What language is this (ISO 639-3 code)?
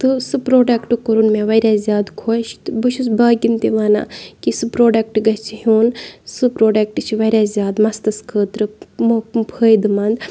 kas